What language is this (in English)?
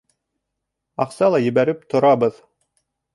Bashkir